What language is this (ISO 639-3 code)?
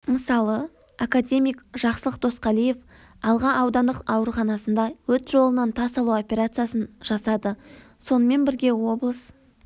kaz